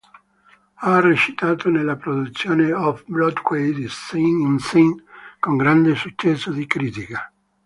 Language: Italian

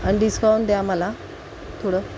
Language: Marathi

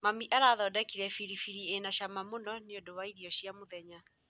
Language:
Kikuyu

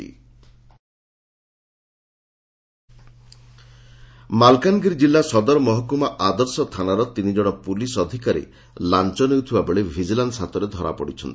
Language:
Odia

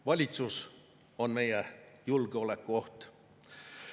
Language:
Estonian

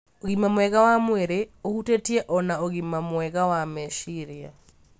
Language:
Kikuyu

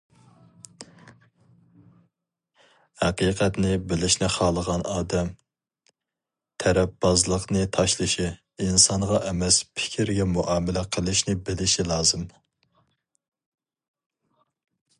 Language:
Uyghur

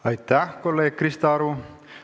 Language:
Estonian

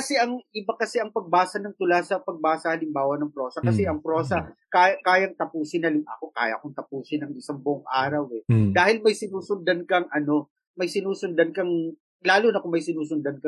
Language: Filipino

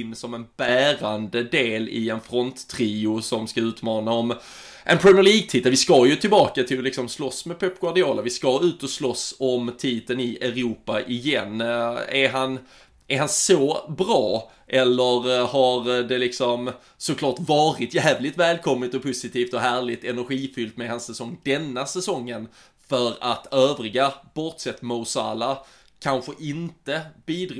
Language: Swedish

